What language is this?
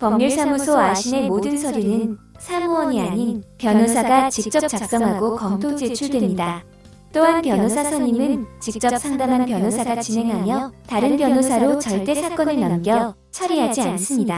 Korean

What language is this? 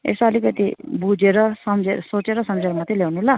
Nepali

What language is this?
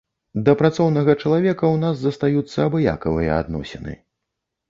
Belarusian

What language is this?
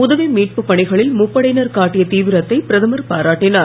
Tamil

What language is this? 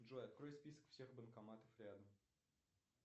Russian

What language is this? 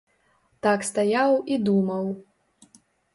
Belarusian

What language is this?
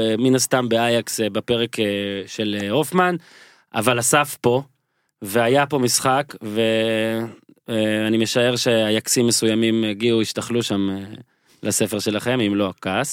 Hebrew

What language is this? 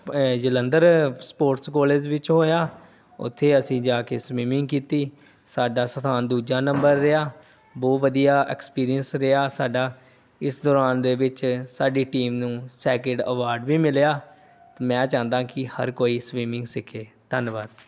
Punjabi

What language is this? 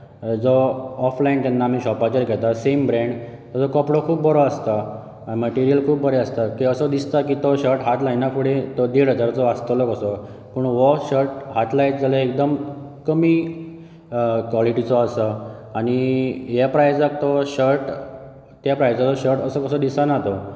Konkani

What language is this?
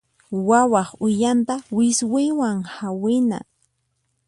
Puno Quechua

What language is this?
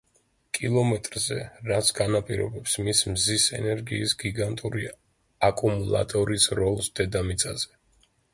Georgian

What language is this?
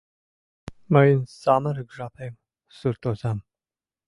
Mari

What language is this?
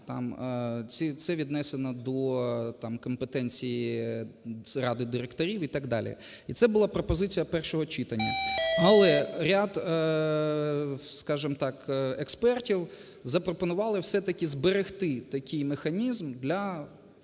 Ukrainian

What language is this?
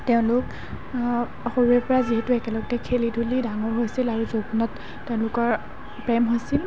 Assamese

